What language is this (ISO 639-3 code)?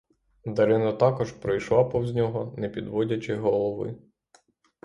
ukr